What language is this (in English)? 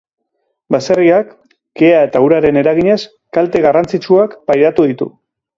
Basque